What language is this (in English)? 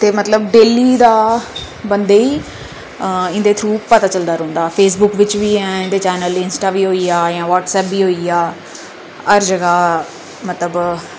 Dogri